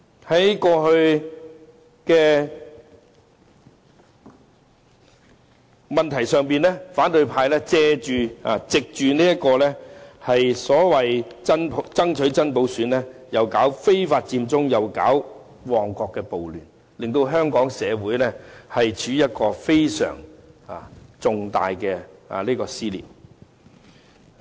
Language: Cantonese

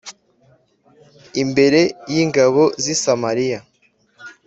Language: Kinyarwanda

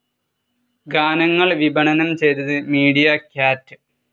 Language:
Malayalam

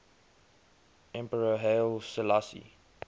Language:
English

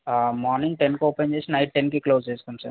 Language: Telugu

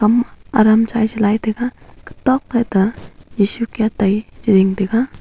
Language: Wancho Naga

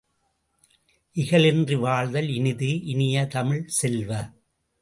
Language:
Tamil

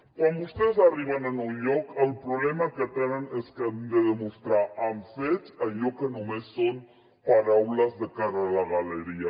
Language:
Catalan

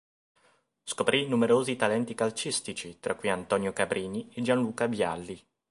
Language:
Italian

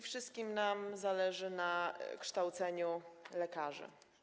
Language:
Polish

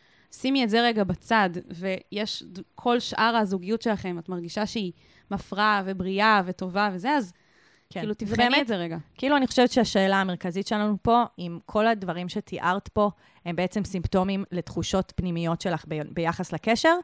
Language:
Hebrew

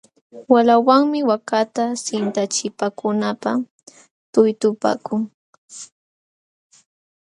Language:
Jauja Wanca Quechua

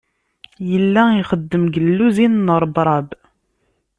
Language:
Kabyle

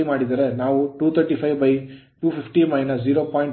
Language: Kannada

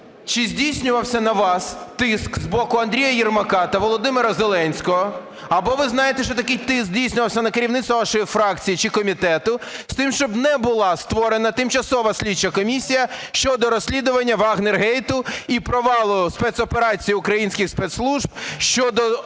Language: Ukrainian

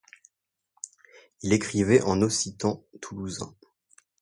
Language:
French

